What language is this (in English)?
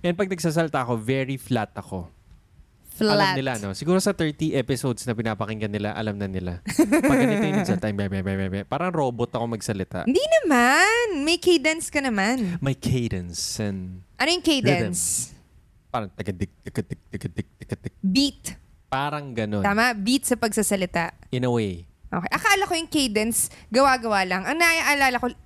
Filipino